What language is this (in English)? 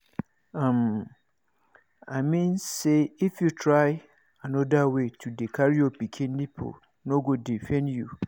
Nigerian Pidgin